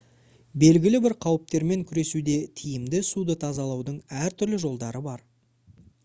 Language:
Kazakh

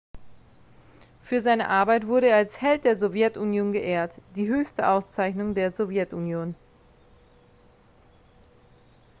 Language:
German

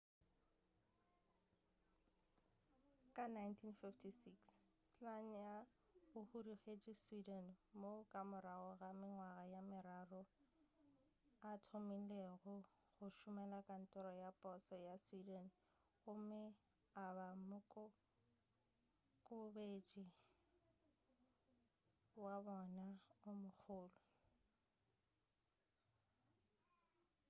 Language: Northern Sotho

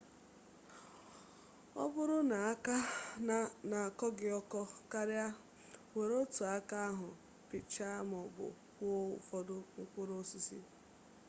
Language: Igbo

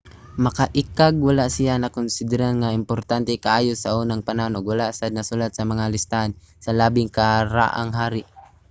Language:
Cebuano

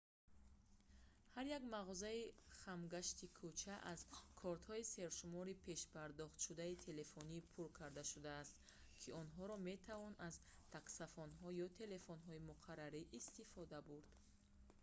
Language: Tajik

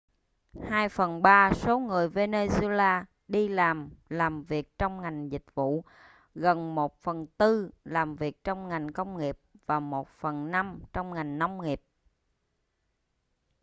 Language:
Vietnamese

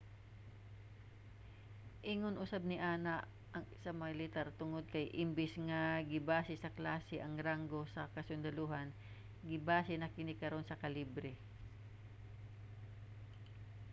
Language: Cebuano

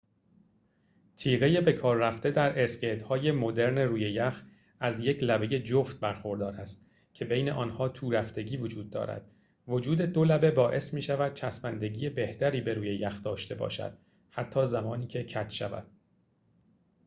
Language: Persian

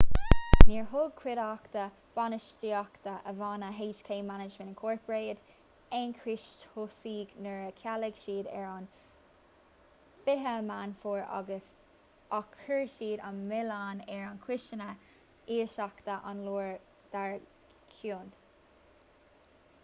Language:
Irish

